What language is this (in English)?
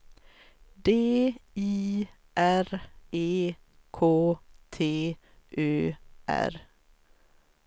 Swedish